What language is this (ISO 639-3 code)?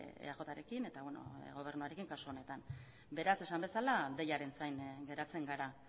eus